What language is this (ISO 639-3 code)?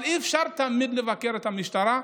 heb